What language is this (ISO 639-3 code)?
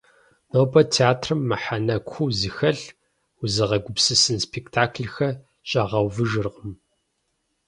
kbd